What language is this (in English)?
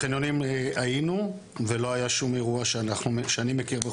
Hebrew